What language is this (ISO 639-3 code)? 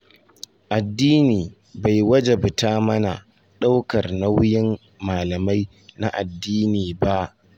hau